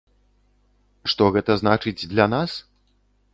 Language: Belarusian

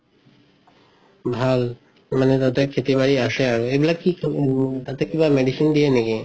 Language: Assamese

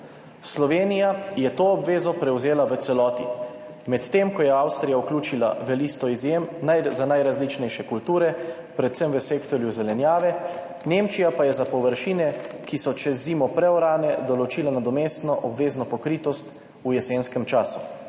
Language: Slovenian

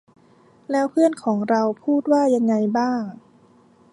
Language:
Thai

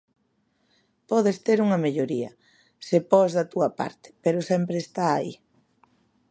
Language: Galician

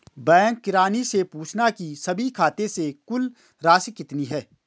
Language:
Hindi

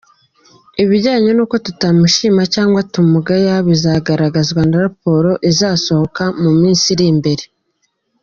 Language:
Kinyarwanda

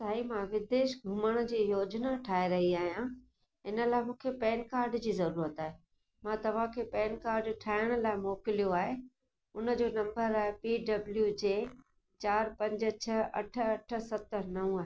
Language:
Sindhi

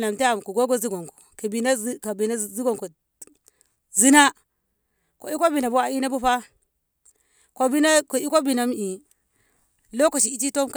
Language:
Ngamo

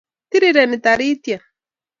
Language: Kalenjin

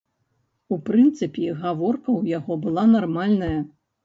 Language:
Belarusian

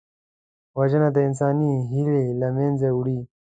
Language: Pashto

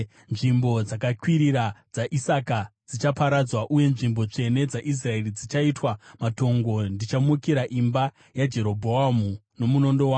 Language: Shona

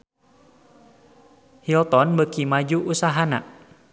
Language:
Sundanese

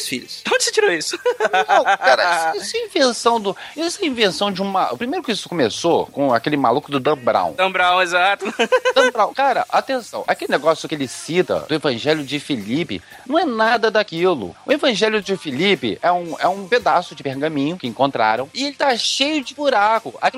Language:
Portuguese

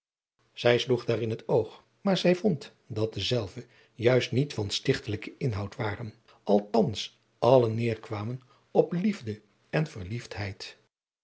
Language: Dutch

